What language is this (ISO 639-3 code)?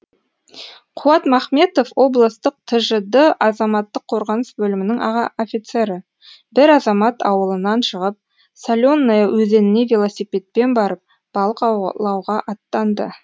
kaz